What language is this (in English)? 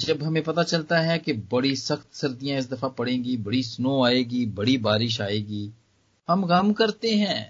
Hindi